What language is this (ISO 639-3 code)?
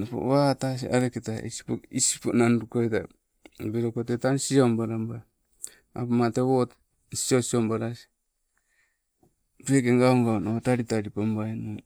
nco